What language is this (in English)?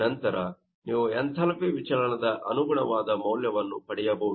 Kannada